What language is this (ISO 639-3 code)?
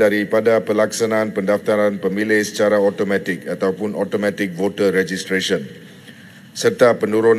msa